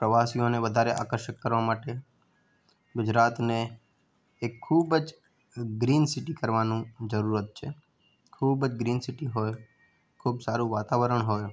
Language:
Gujarati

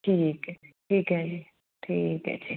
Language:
Punjabi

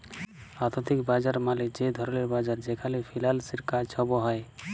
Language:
Bangla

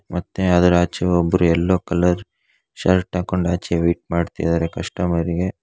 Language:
Kannada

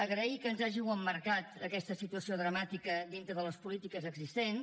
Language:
Catalan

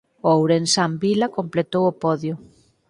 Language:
Galician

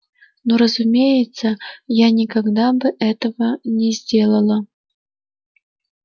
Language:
Russian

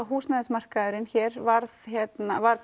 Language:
Icelandic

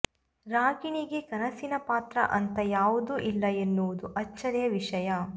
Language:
Kannada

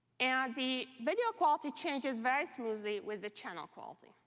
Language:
English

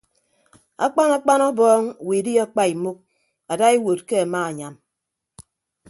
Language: Ibibio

